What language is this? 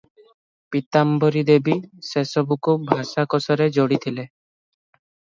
Odia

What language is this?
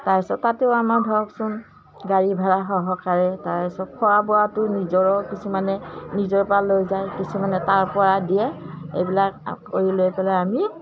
Assamese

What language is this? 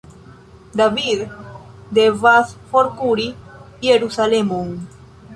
Esperanto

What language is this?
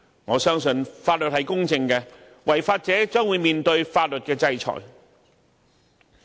Cantonese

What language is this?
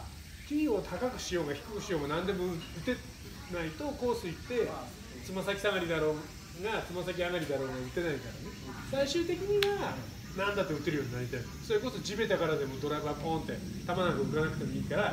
Japanese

